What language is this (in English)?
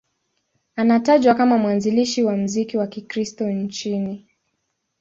Swahili